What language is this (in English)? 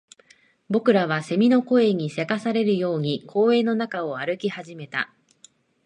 Japanese